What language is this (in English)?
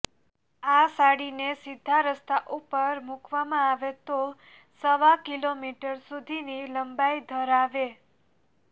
Gujarati